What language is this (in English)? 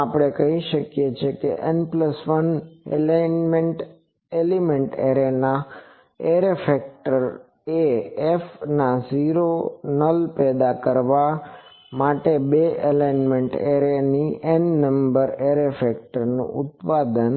Gujarati